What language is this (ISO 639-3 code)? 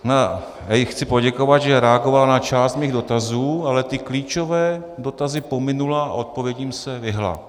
ces